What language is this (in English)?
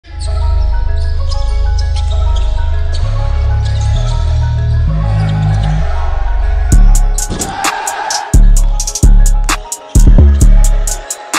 Polish